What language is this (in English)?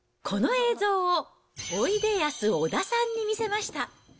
Japanese